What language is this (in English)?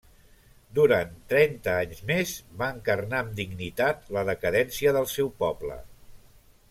Catalan